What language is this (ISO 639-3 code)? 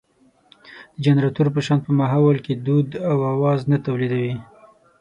pus